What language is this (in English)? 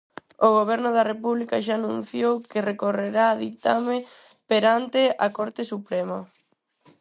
Galician